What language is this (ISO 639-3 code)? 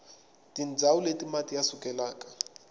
tso